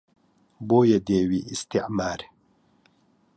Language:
Central Kurdish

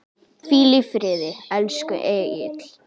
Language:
Icelandic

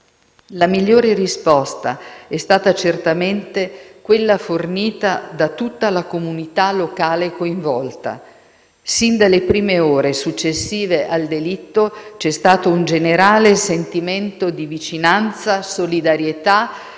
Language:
Italian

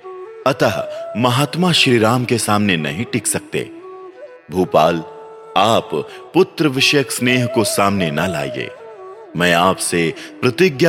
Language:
Hindi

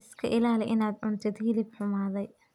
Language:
Somali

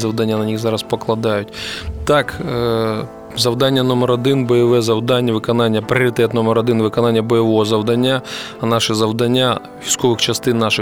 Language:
Ukrainian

